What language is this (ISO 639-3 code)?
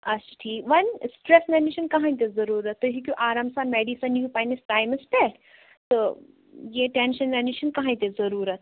kas